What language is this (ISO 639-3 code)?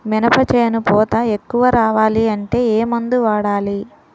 tel